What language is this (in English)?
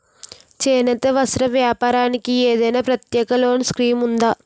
Telugu